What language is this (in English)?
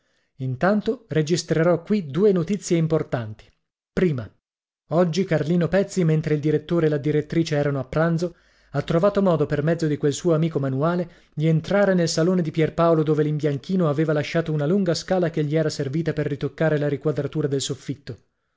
Italian